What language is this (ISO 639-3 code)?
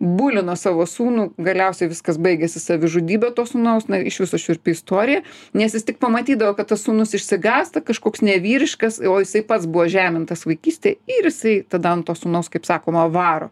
lit